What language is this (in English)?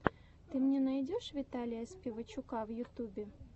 Russian